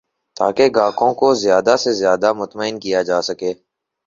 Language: Urdu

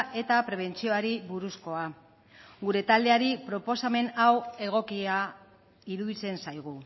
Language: Basque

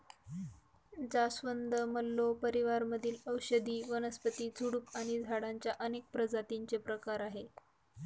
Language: Marathi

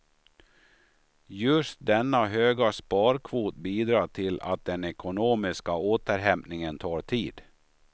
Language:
Swedish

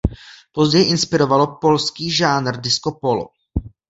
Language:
Czech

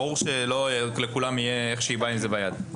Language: Hebrew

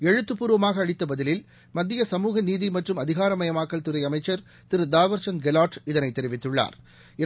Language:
Tamil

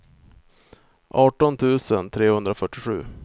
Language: Swedish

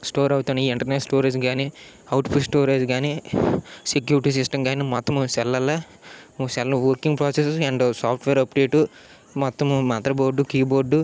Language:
Telugu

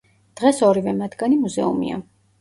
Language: Georgian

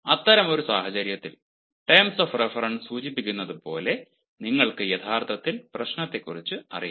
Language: Malayalam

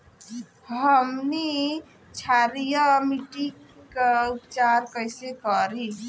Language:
Bhojpuri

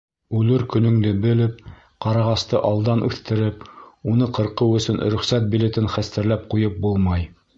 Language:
Bashkir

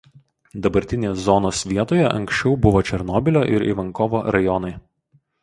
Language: Lithuanian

